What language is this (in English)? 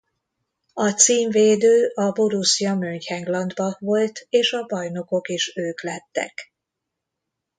Hungarian